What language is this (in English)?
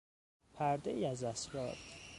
Persian